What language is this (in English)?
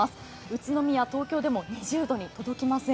Japanese